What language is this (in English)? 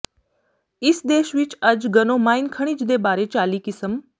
Punjabi